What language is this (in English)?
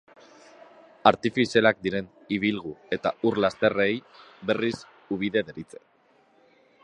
Basque